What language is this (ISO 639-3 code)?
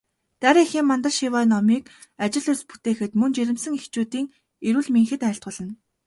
mon